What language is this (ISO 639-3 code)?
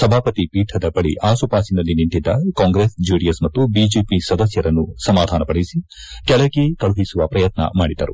kan